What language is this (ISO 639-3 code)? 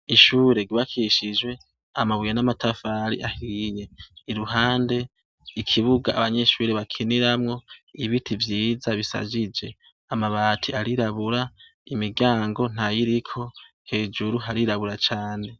run